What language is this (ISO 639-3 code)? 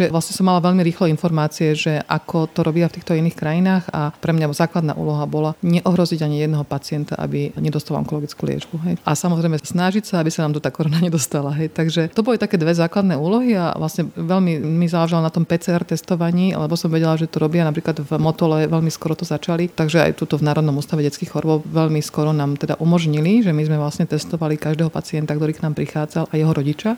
slk